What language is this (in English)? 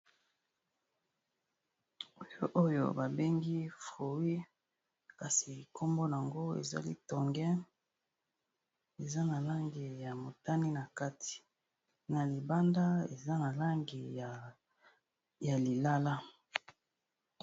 Lingala